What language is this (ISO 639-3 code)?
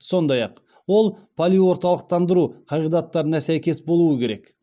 kaz